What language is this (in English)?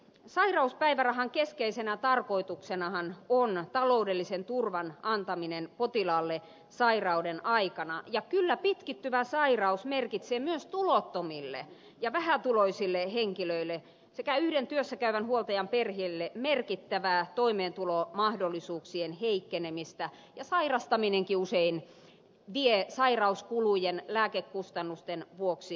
Finnish